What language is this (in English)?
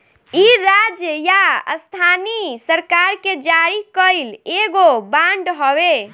Bhojpuri